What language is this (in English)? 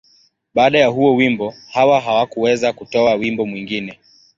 Swahili